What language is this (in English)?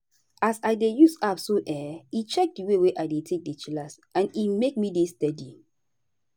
Nigerian Pidgin